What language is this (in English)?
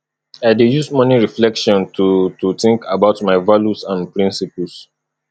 Nigerian Pidgin